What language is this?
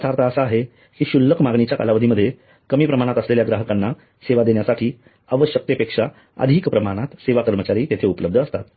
Marathi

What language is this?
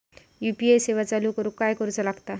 Marathi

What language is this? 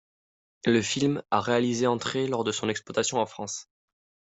French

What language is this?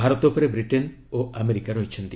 Odia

